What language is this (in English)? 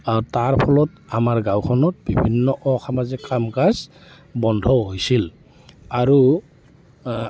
Assamese